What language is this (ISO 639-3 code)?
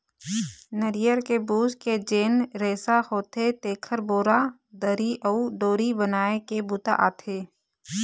hne